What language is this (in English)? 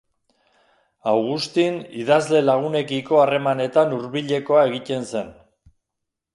Basque